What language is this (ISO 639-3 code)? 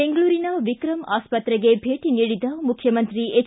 kan